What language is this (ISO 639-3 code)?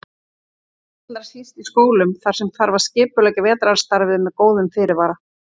isl